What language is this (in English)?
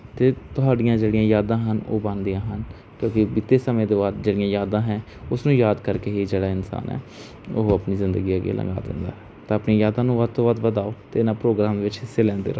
Punjabi